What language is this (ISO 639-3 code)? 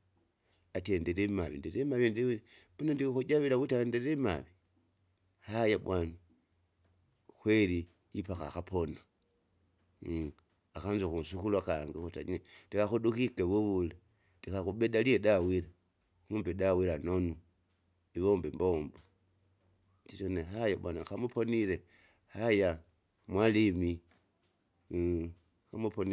zga